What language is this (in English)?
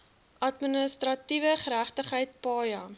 Afrikaans